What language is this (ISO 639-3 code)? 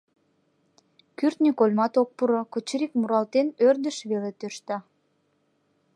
chm